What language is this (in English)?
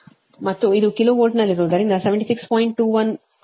Kannada